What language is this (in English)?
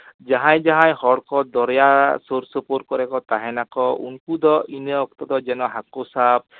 Santali